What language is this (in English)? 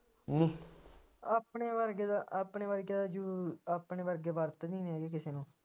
Punjabi